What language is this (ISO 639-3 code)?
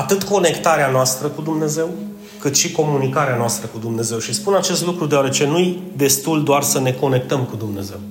ron